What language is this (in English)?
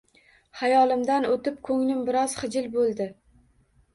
Uzbek